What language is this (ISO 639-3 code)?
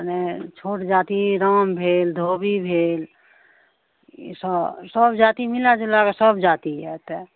mai